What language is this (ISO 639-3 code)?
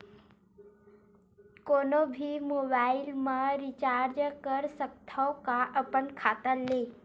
hne